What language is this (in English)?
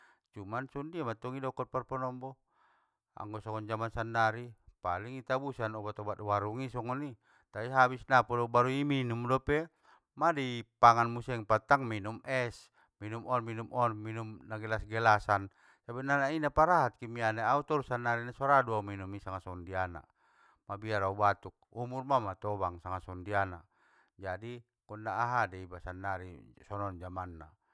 Batak Mandailing